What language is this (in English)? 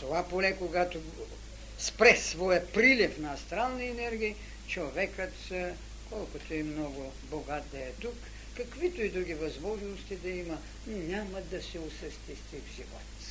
Bulgarian